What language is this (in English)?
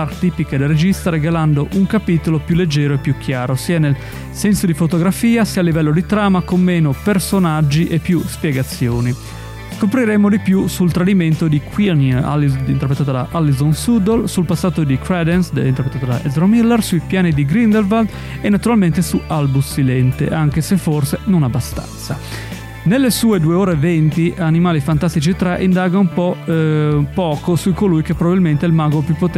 Italian